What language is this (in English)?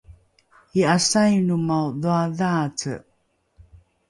Rukai